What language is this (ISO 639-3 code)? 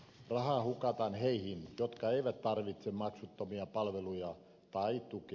fin